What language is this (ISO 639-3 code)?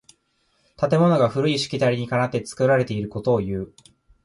jpn